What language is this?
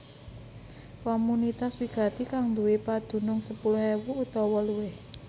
Javanese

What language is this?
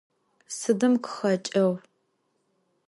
Adyghe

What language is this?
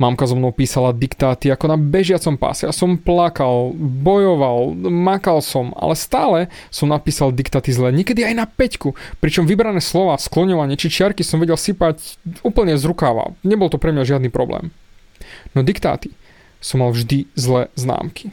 Slovak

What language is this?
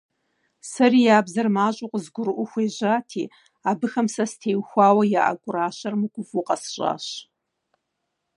Kabardian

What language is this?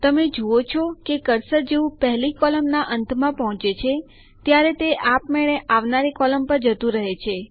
Gujarati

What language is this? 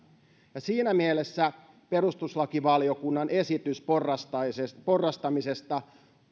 Finnish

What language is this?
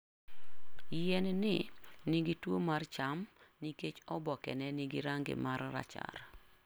Luo (Kenya and Tanzania)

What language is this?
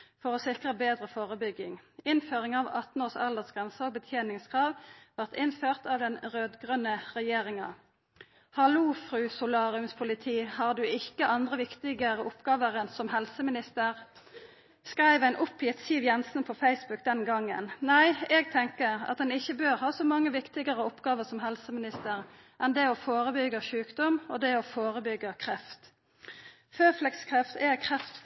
Norwegian Nynorsk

